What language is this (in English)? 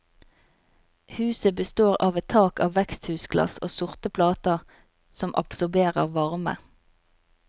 Norwegian